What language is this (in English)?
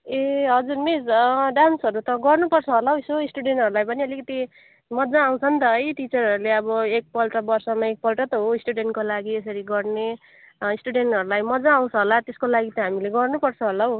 Nepali